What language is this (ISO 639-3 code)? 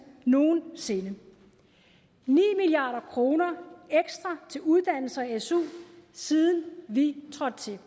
dan